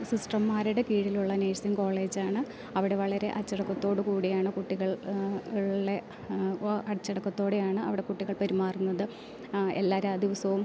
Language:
Malayalam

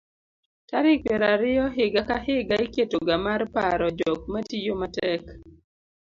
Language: Luo (Kenya and Tanzania)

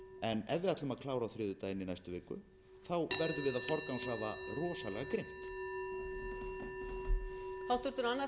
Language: Icelandic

